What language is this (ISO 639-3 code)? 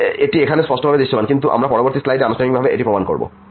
ben